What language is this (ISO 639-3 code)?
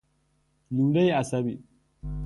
fas